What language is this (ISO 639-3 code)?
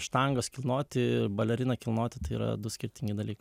lit